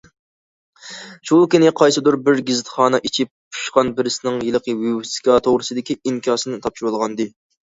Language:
Uyghur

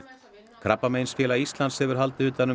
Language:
Icelandic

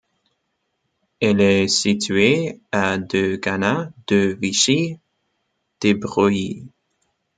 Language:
French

